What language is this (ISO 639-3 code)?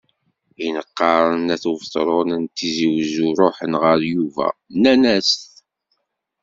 kab